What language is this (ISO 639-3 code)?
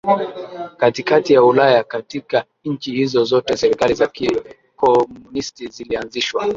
swa